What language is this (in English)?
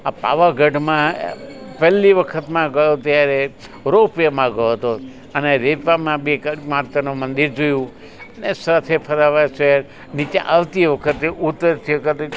Gujarati